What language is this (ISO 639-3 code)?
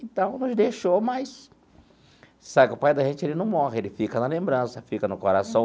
por